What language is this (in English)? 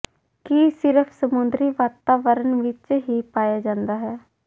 Punjabi